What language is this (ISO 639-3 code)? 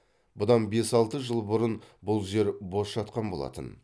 kaz